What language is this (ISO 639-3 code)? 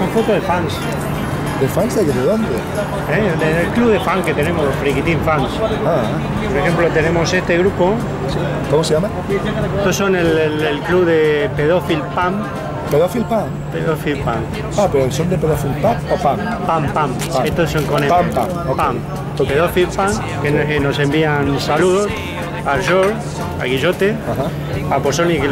spa